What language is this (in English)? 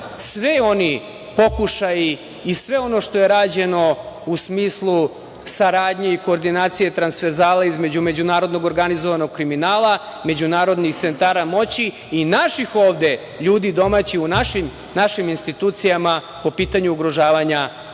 Serbian